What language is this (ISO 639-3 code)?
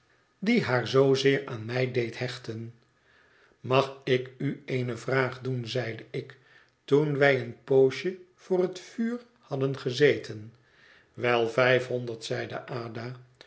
nld